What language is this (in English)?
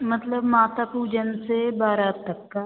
Hindi